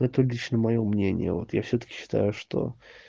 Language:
Russian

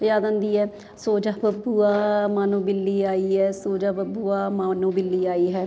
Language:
Punjabi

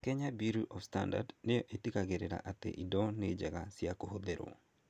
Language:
Kikuyu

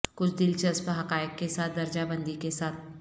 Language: Urdu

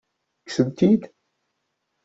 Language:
Kabyle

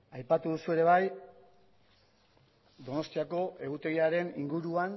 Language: Basque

